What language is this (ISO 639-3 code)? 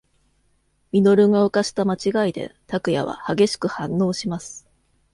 jpn